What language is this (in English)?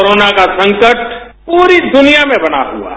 Hindi